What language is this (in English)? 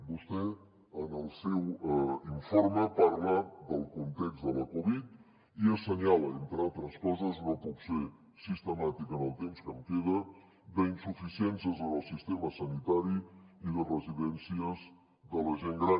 Catalan